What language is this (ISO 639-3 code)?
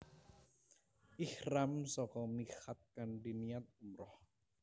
jav